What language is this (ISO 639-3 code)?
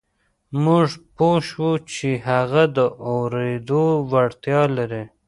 pus